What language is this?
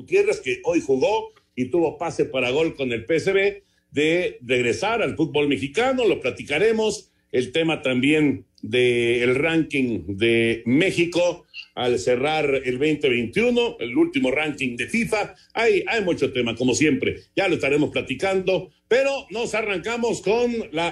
Spanish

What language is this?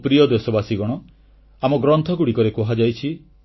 Odia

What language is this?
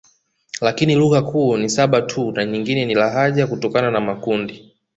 Swahili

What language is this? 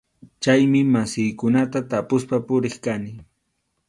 Arequipa-La Unión Quechua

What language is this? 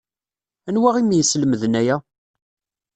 Kabyle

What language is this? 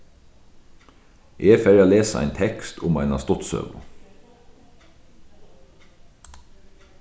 Faroese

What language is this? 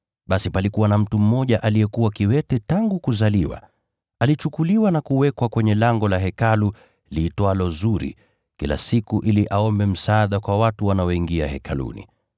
Swahili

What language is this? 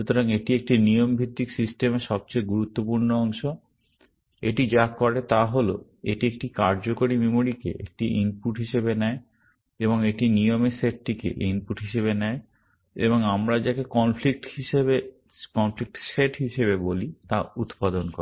Bangla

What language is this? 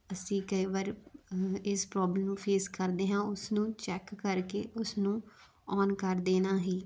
Punjabi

